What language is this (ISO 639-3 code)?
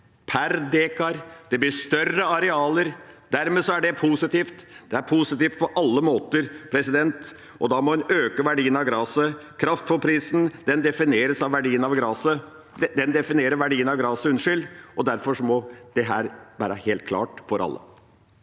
nor